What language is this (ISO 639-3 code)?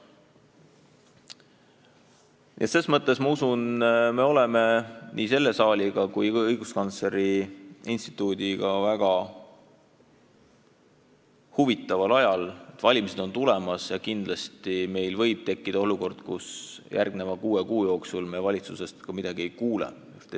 est